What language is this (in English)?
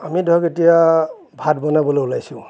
Assamese